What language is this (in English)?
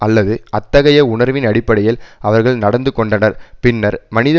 Tamil